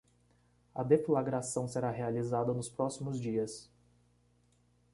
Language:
Portuguese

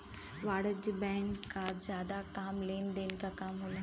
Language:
Bhojpuri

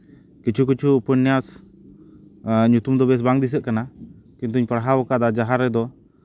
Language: Santali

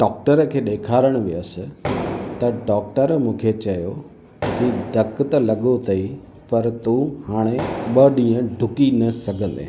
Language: Sindhi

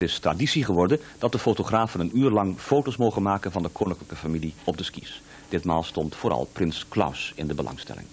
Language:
Dutch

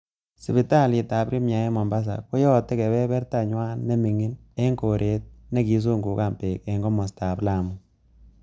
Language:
Kalenjin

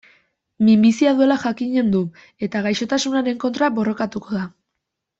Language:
Basque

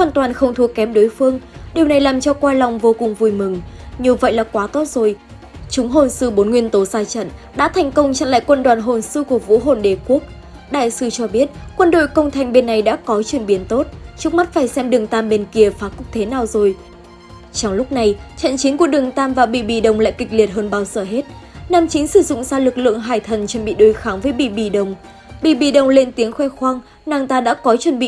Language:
Vietnamese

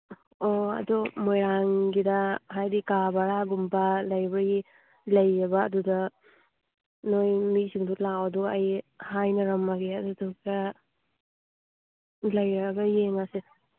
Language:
Manipuri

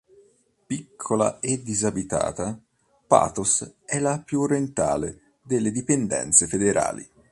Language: Italian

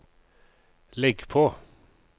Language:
Norwegian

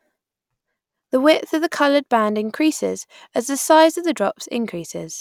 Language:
English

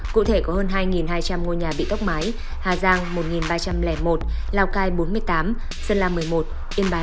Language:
Vietnamese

